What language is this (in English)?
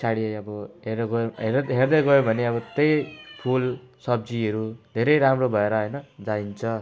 Nepali